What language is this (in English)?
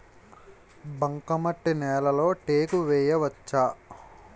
Telugu